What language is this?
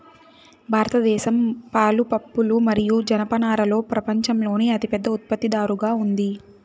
Telugu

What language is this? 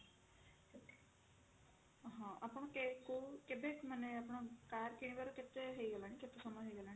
Odia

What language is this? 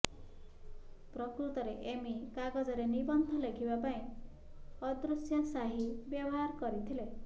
Odia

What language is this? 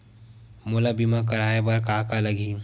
Chhattisgarhi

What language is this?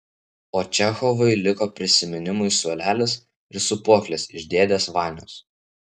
Lithuanian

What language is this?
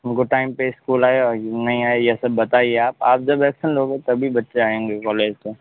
Hindi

